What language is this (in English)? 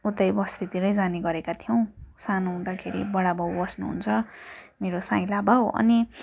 Nepali